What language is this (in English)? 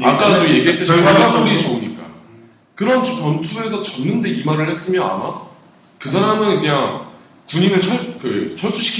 Korean